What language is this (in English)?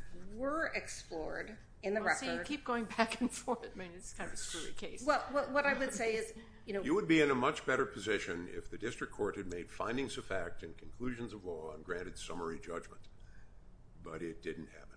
English